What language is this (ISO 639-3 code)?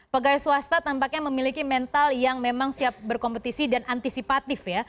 ind